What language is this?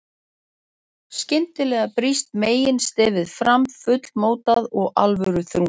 Icelandic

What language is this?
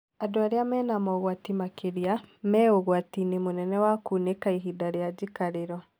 Kikuyu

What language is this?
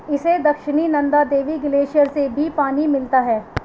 Urdu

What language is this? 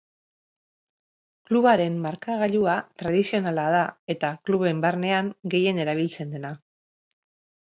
Basque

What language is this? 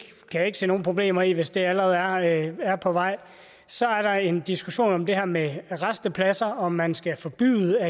Danish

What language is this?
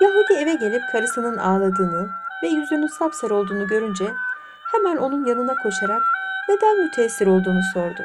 Turkish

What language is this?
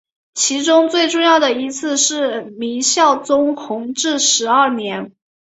Chinese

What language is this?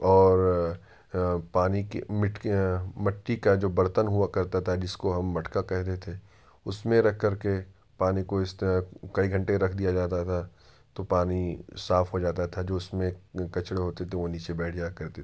Urdu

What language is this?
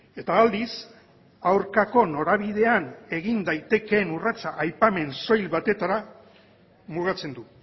Basque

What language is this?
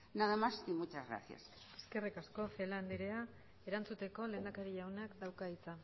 Basque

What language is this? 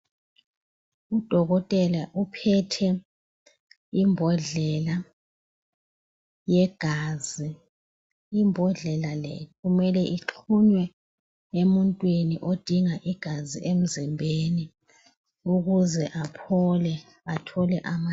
North Ndebele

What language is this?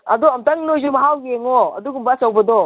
Manipuri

